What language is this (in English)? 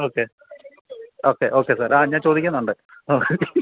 Malayalam